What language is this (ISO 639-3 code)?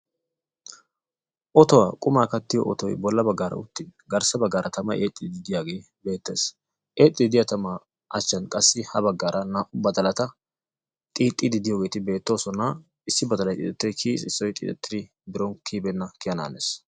wal